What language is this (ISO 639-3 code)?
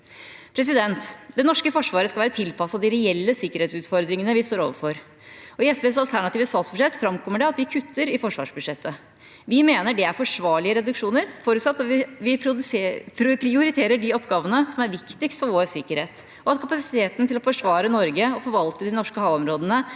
nor